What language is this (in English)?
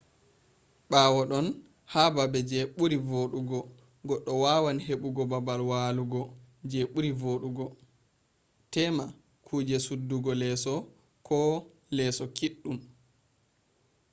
Fula